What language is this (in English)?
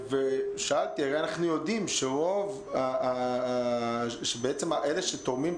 Hebrew